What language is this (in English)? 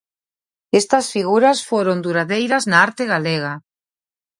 Galician